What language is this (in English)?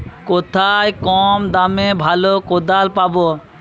Bangla